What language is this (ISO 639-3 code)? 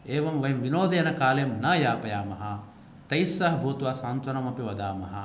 san